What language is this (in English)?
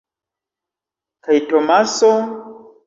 Esperanto